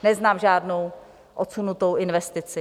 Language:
Czech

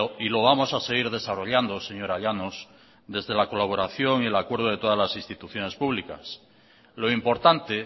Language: Spanish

